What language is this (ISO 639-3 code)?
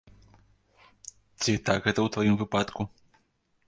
bel